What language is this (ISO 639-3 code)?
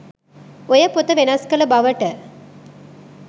sin